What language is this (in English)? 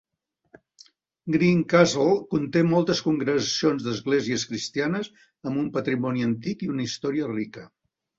Catalan